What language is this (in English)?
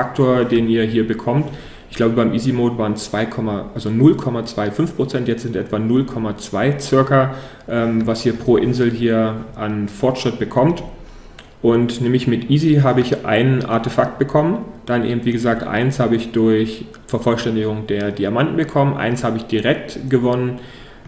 German